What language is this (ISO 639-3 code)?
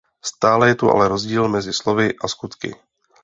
ces